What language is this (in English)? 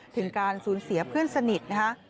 Thai